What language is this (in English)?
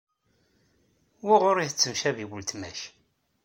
Kabyle